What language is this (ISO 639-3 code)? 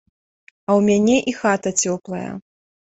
bel